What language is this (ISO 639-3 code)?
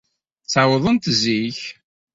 kab